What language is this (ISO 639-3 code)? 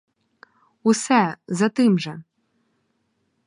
ukr